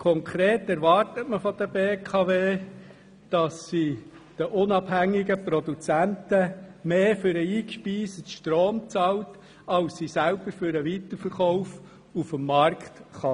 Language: Swiss German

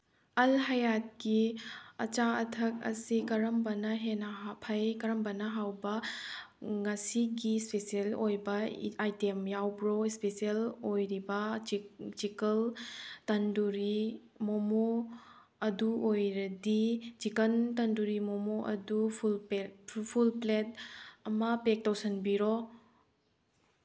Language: Manipuri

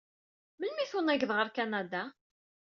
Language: Kabyle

